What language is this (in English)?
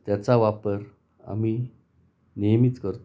Marathi